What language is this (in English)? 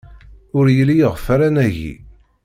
Kabyle